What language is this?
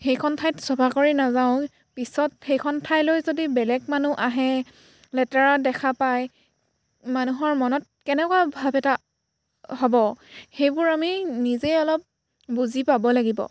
Assamese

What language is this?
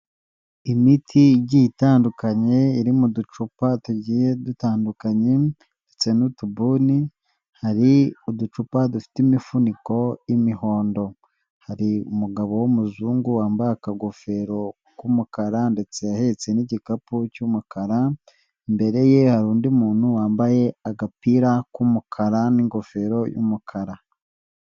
Kinyarwanda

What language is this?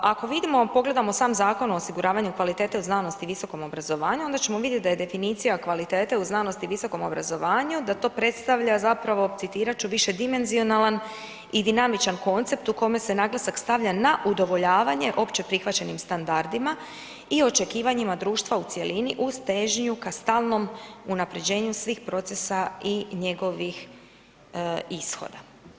Croatian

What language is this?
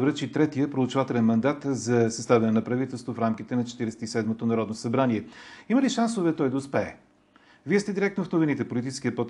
Bulgarian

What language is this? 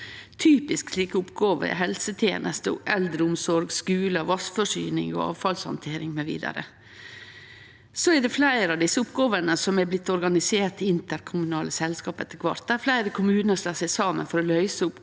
Norwegian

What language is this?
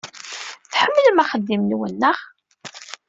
Kabyle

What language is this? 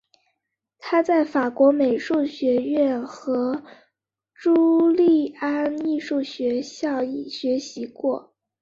Chinese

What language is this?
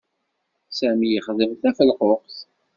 Kabyle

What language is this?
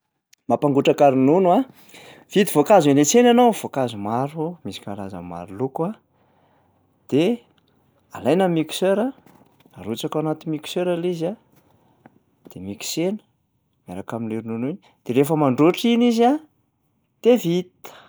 Malagasy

